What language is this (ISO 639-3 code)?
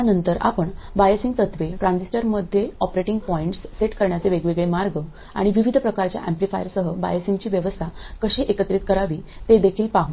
mar